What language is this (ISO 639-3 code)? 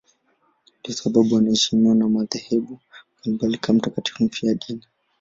swa